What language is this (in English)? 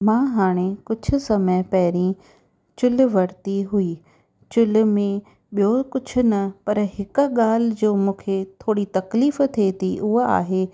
Sindhi